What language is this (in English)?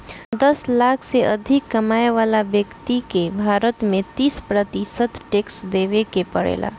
Bhojpuri